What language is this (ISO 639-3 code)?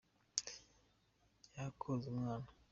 kin